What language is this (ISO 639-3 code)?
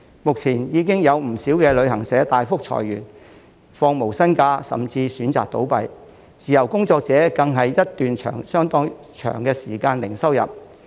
yue